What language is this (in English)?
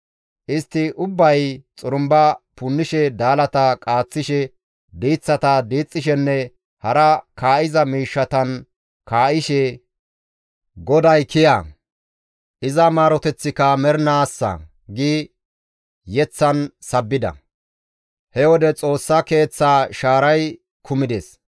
Gamo